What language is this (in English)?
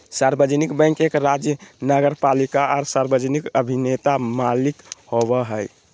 Magahi